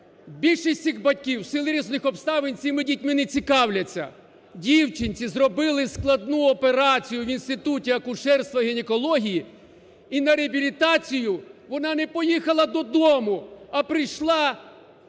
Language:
Ukrainian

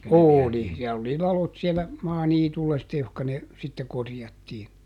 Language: Finnish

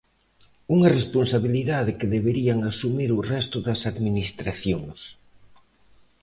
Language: Galician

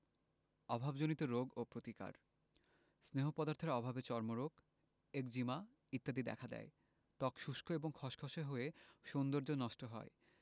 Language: Bangla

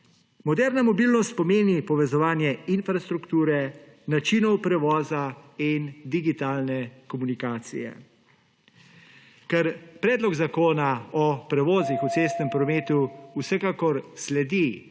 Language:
Slovenian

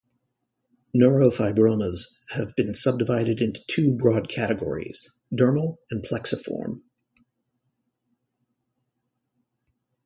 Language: English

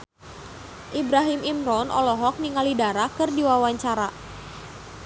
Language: Sundanese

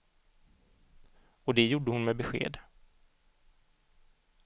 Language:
Swedish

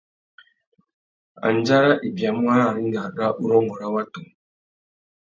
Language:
Tuki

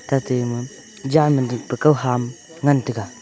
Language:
Wancho Naga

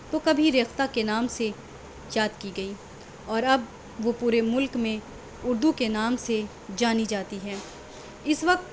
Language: Urdu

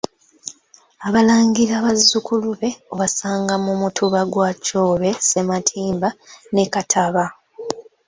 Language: Ganda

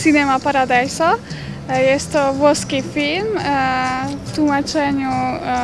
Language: Polish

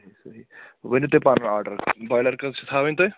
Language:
Kashmiri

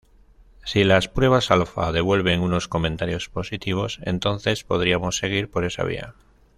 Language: Spanish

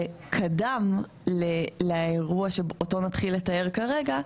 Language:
Hebrew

